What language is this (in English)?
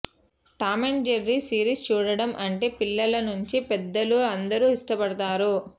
Telugu